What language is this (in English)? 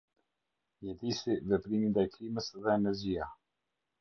Albanian